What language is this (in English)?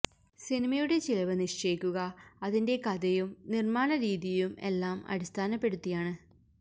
Malayalam